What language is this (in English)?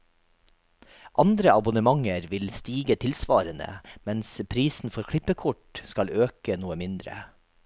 Norwegian